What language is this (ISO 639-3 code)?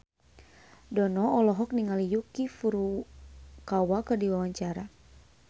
sun